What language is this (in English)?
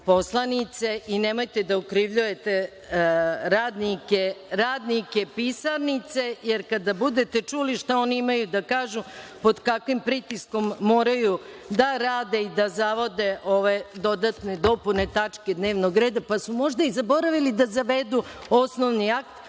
Serbian